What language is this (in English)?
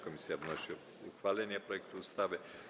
Polish